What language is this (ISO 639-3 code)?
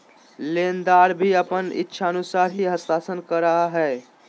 mag